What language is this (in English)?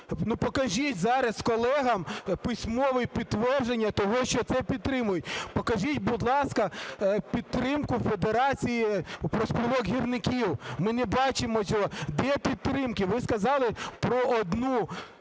Ukrainian